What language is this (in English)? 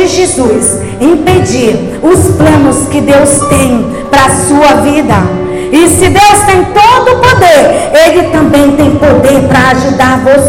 Portuguese